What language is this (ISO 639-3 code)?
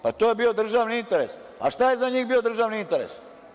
srp